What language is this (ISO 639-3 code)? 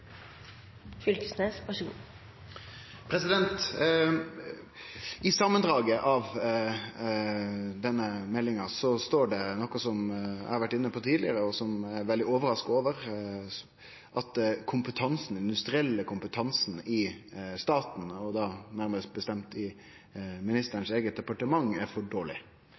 nor